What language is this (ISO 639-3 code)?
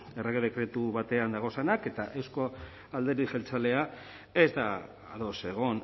eus